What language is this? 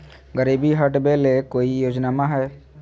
Magahi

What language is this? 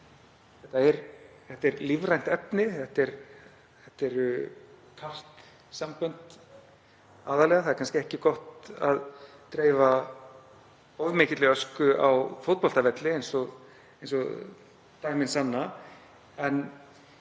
Icelandic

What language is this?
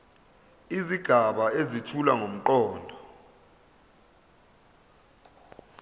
Zulu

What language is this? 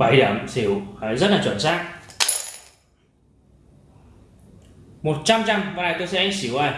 Vietnamese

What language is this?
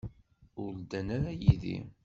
Kabyle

